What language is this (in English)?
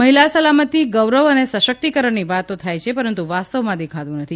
Gujarati